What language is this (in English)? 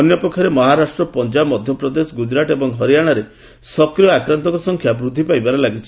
Odia